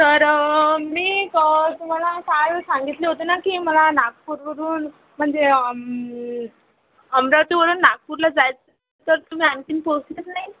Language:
Marathi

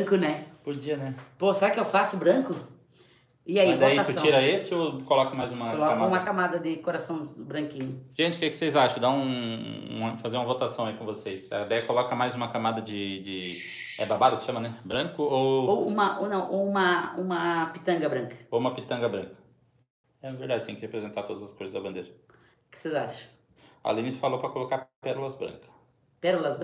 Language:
Portuguese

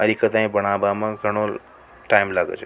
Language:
Rajasthani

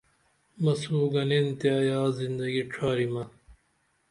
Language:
Dameli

